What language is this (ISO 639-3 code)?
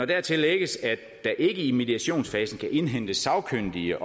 dan